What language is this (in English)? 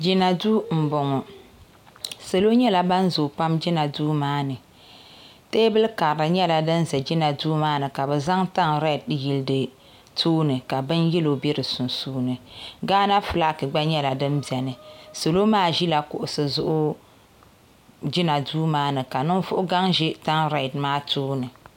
Dagbani